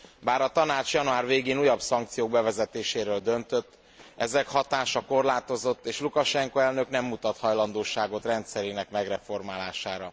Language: Hungarian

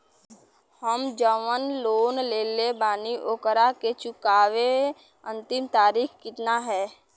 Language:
Bhojpuri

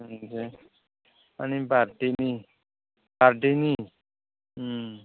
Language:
Bodo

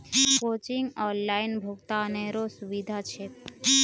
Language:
Magahi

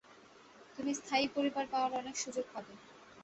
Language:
Bangla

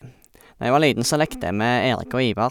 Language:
Norwegian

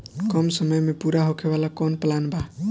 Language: Bhojpuri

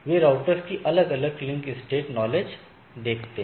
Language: Hindi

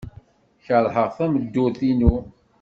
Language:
Kabyle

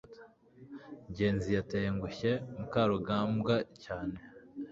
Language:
Kinyarwanda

